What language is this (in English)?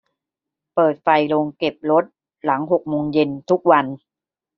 Thai